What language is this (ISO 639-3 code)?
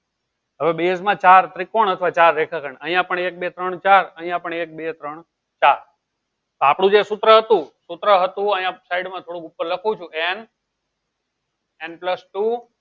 guj